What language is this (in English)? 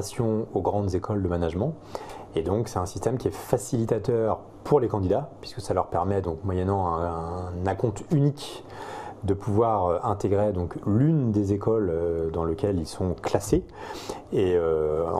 French